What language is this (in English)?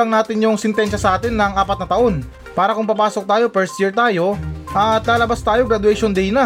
Filipino